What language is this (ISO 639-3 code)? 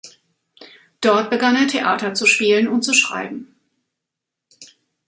deu